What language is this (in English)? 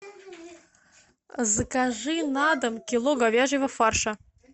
Russian